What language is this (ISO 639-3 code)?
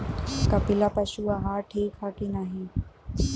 bho